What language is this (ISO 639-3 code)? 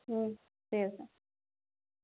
asm